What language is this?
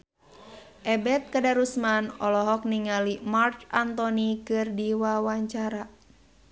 Sundanese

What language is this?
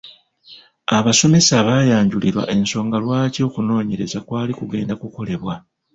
Ganda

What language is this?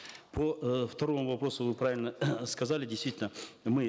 Kazakh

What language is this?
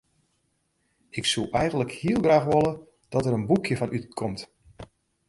Western Frisian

